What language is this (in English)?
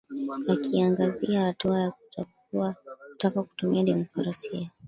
Swahili